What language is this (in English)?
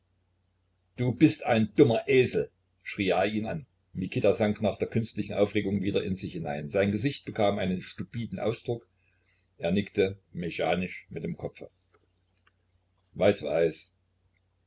German